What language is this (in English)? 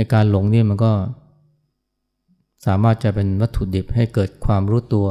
Thai